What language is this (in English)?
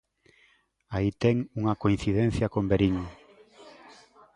Galician